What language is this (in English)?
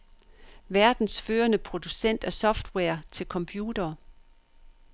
Danish